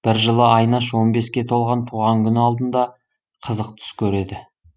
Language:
Kazakh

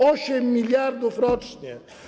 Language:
Polish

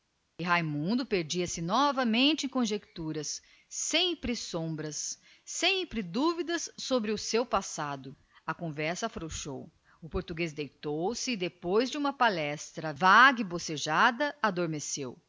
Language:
Portuguese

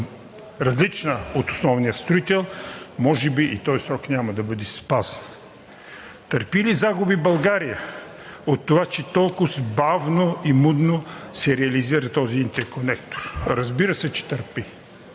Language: Bulgarian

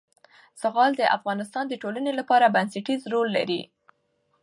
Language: Pashto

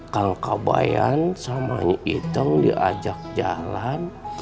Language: Indonesian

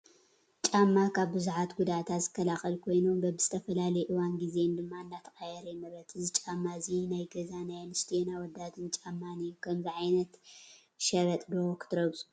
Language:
Tigrinya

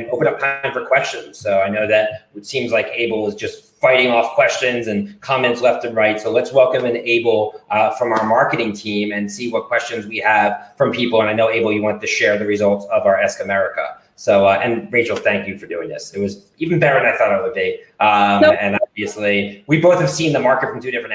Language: English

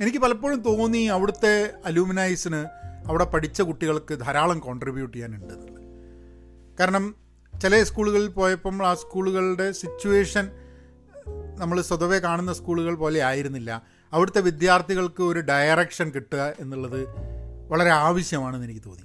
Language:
Malayalam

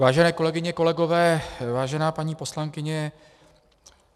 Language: Czech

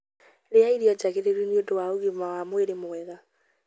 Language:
Kikuyu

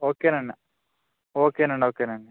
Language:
Telugu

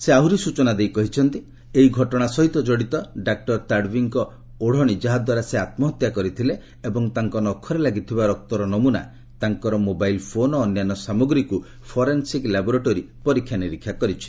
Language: Odia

